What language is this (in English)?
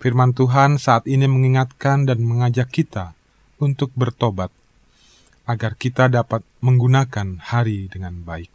Indonesian